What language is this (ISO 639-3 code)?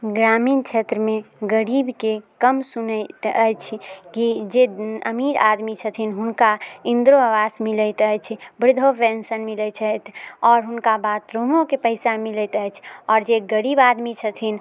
mai